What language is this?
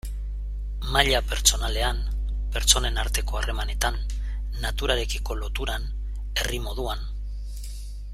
Basque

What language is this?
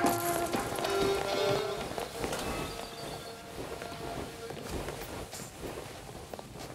German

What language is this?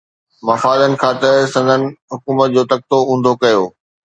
Sindhi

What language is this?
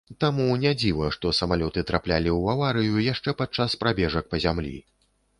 Belarusian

